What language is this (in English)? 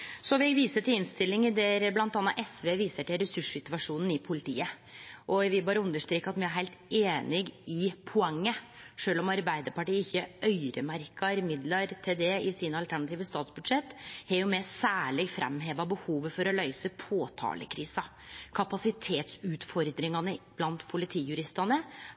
Norwegian Nynorsk